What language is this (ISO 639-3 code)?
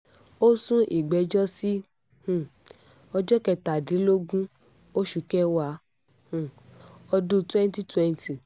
yor